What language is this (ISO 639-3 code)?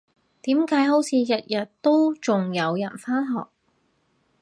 yue